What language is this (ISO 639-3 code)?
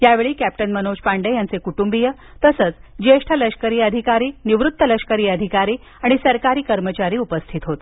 mar